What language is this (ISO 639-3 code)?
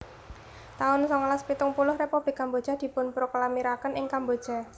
jav